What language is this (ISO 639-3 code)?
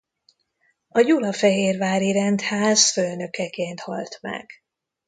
hun